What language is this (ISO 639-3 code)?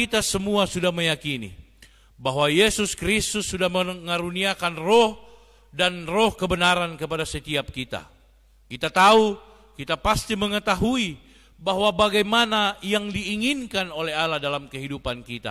ind